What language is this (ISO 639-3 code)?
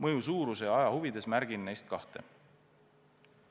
est